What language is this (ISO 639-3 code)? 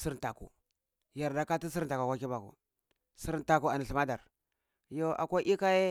ckl